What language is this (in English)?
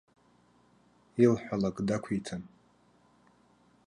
Abkhazian